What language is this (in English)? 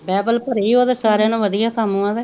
Punjabi